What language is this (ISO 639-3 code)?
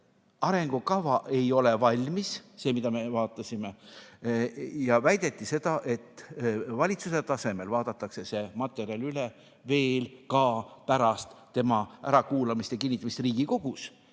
est